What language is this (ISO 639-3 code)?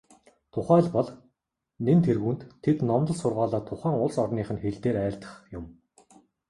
mon